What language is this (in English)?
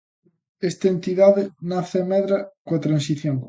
Galician